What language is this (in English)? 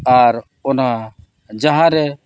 Santali